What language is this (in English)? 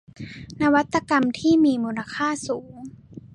Thai